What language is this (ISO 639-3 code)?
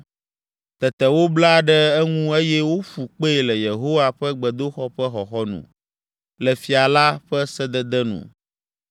ewe